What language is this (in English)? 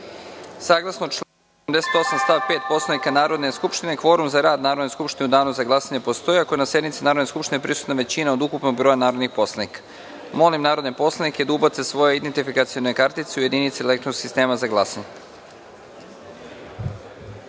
Serbian